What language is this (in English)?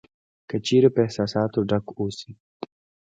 Pashto